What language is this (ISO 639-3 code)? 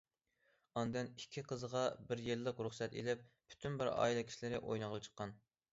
uig